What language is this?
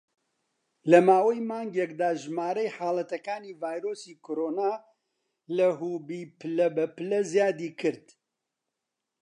Central Kurdish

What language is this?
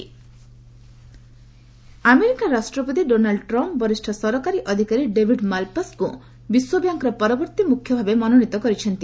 Odia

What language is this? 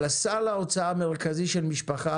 Hebrew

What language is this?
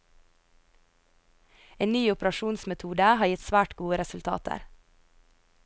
Norwegian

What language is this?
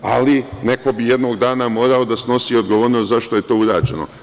Serbian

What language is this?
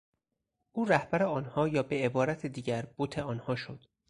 Persian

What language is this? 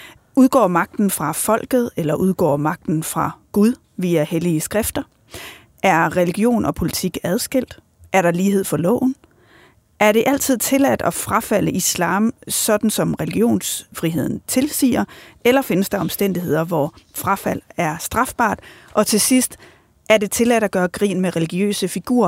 Danish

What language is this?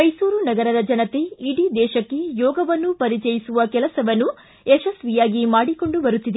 Kannada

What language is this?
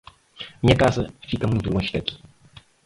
Portuguese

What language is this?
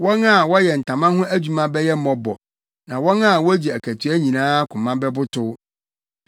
Akan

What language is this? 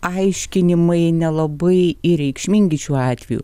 Lithuanian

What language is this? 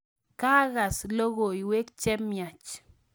Kalenjin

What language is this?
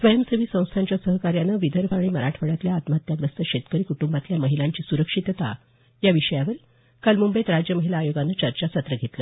Marathi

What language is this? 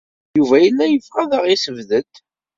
Kabyle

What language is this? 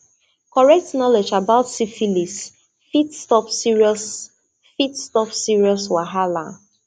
Nigerian Pidgin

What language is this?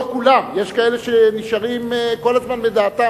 Hebrew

